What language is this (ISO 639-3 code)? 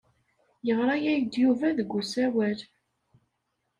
kab